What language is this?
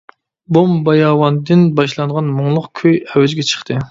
Uyghur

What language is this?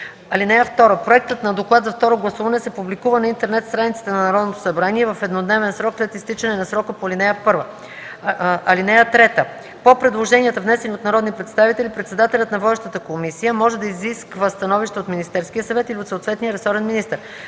Bulgarian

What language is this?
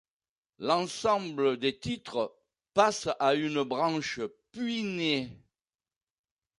French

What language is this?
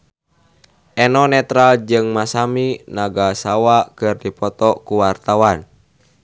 Sundanese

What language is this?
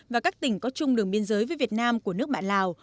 Vietnamese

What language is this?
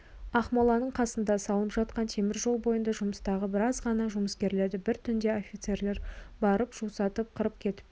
Kazakh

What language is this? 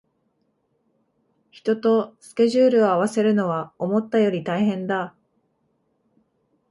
Japanese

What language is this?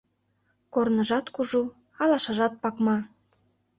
Mari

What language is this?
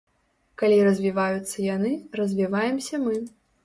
Belarusian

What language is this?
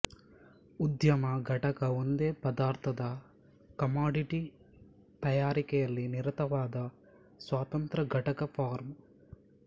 Kannada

